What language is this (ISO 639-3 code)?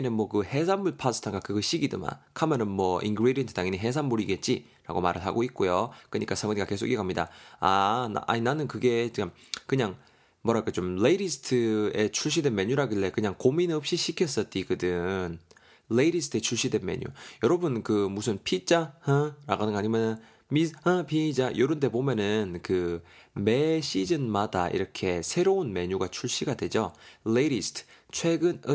kor